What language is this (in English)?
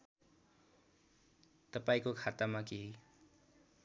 Nepali